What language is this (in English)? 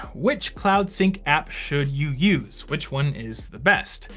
English